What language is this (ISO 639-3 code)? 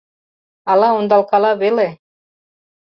chm